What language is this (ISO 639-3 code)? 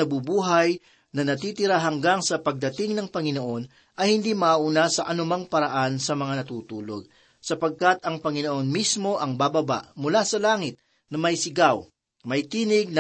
fil